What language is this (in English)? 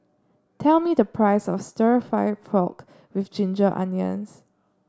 English